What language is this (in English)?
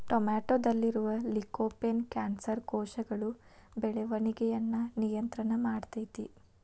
Kannada